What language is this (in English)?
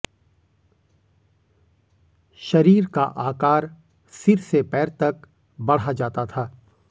Hindi